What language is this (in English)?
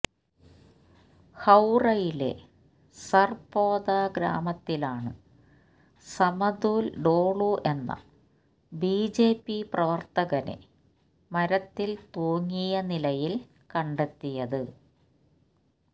Malayalam